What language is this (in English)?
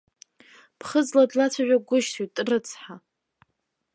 Abkhazian